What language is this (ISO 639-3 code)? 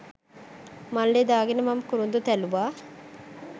sin